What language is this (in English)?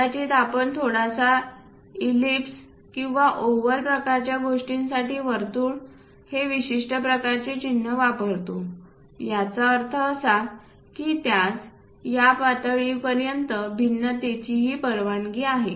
Marathi